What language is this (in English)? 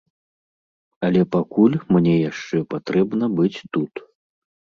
Belarusian